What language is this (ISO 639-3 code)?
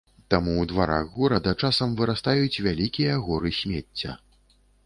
bel